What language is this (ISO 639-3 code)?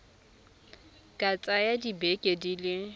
tsn